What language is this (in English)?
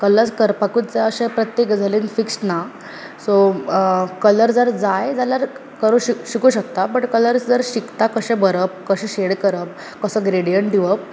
Konkani